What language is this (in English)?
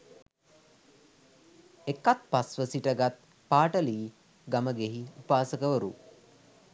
Sinhala